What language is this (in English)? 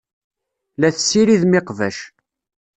Kabyle